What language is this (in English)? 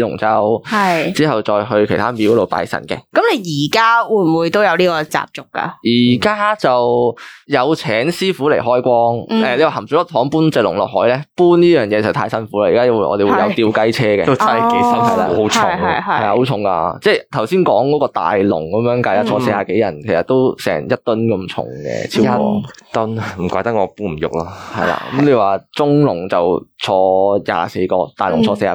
Chinese